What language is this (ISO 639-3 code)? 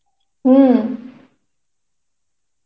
ben